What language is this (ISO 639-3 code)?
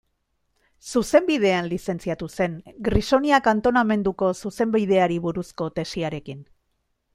eus